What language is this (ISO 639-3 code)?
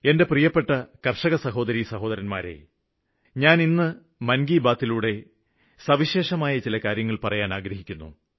mal